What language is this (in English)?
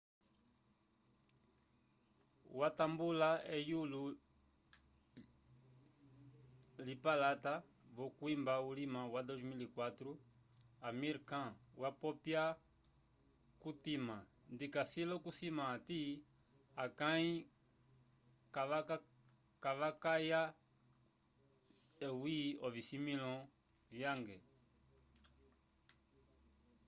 Umbundu